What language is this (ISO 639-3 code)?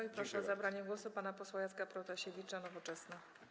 pol